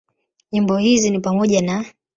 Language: Swahili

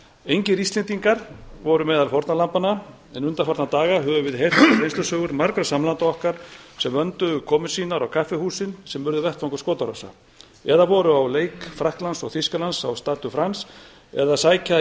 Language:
Icelandic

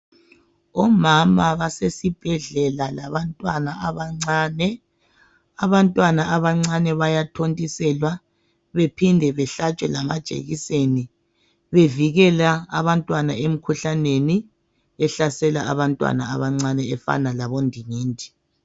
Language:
North Ndebele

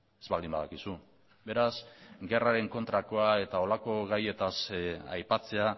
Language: Basque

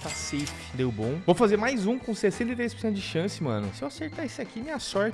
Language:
Portuguese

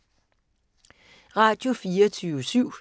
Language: Danish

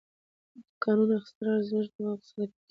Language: Pashto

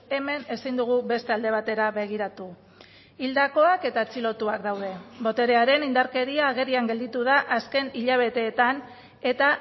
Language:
Basque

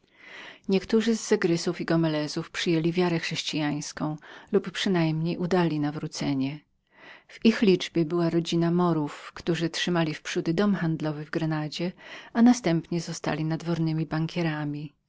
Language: Polish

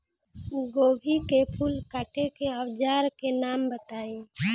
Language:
Bhojpuri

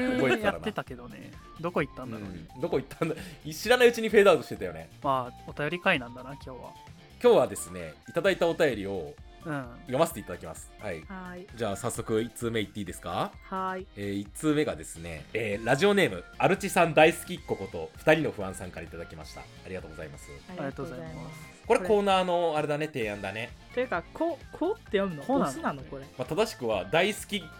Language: Japanese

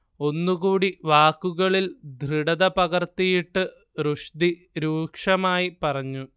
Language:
Malayalam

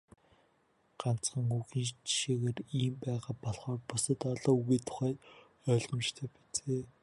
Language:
Mongolian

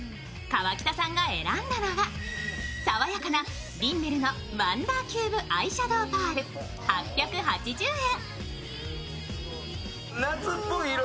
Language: Japanese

